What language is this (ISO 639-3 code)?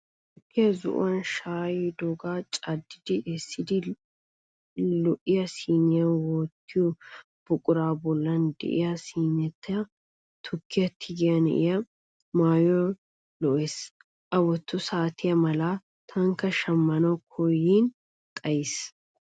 wal